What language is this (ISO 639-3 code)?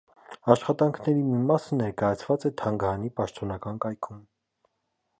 hye